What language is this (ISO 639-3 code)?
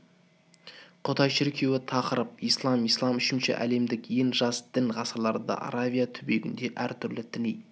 kaz